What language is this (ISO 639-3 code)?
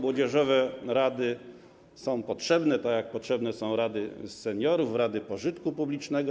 pol